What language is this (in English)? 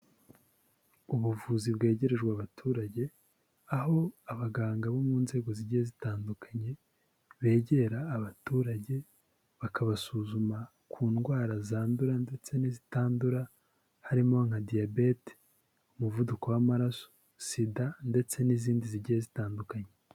Kinyarwanda